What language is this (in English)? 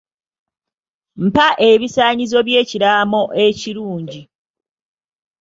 Ganda